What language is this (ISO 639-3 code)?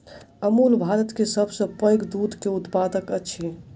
mai